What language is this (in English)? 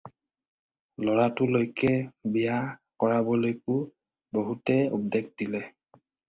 Assamese